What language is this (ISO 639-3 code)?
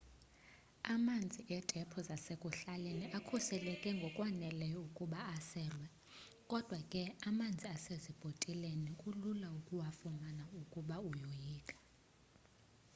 xho